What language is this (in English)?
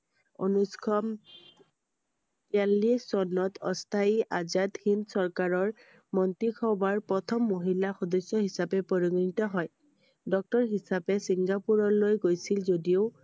Assamese